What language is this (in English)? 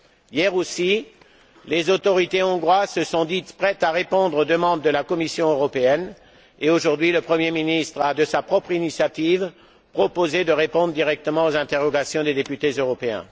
French